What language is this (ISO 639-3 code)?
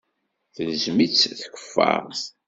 kab